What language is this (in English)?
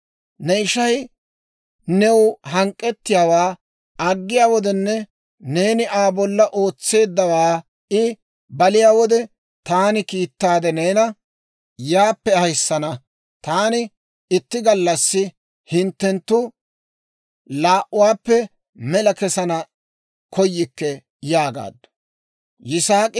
Dawro